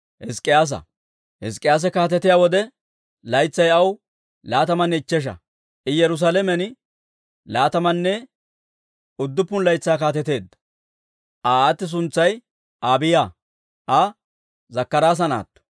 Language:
Dawro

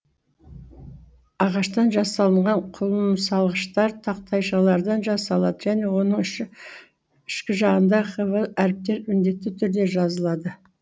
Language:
Kazakh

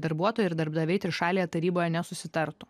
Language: Lithuanian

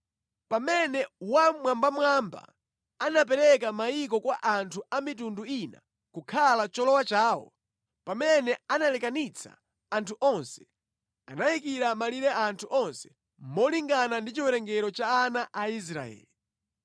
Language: Nyanja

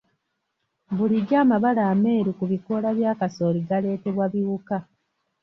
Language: Ganda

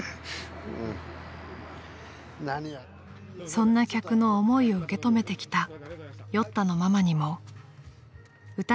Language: Japanese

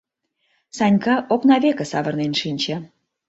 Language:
Mari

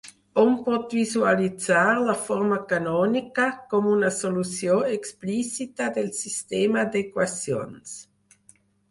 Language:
Catalan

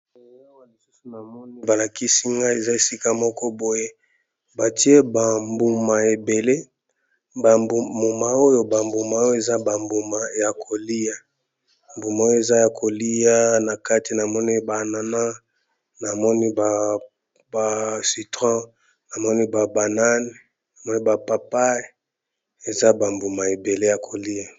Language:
Lingala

